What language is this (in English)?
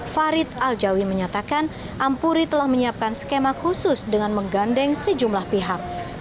Indonesian